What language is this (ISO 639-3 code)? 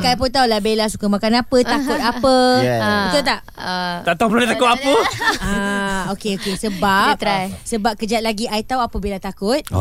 msa